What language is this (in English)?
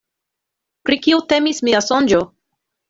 Esperanto